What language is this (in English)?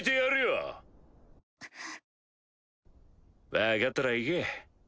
Japanese